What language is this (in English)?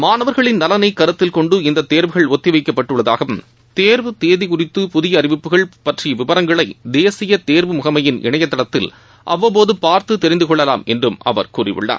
Tamil